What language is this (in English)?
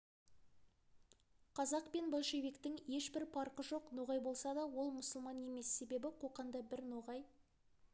Kazakh